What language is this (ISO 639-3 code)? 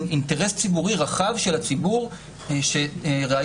heb